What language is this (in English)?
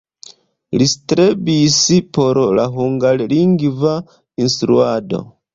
Esperanto